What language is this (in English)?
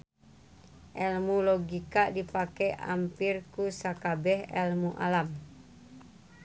Sundanese